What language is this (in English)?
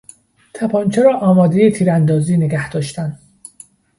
Persian